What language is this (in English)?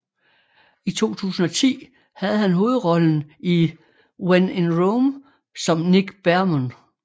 Danish